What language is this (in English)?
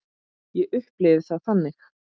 Icelandic